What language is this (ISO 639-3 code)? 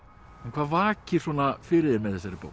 isl